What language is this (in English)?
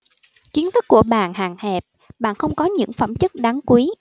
Vietnamese